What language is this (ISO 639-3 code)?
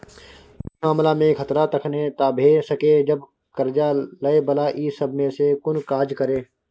mai